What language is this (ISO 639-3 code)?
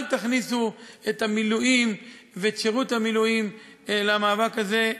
heb